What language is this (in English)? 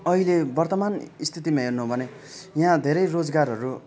Nepali